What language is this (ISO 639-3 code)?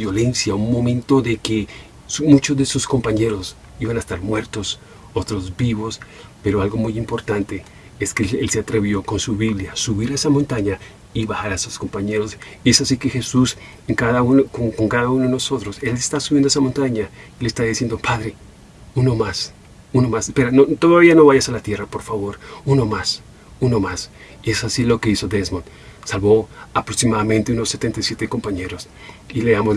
spa